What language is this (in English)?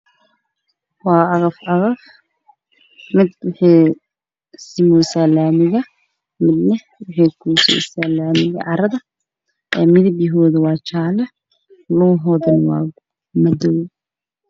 Somali